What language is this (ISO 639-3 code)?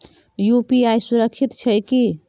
mai